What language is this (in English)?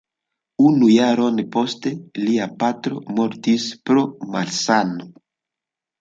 Esperanto